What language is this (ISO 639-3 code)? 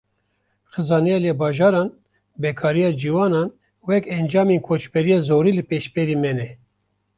kur